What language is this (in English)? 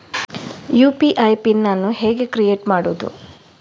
Kannada